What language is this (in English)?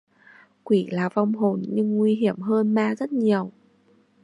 Vietnamese